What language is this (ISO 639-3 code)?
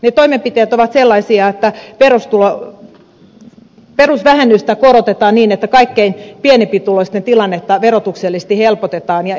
fin